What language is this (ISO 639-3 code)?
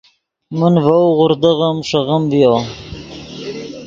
ydg